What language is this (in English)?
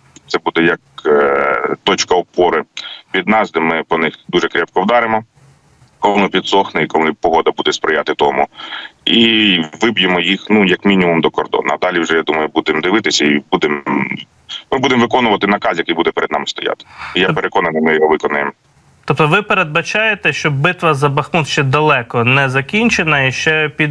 Ukrainian